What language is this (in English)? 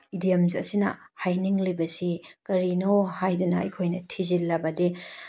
Manipuri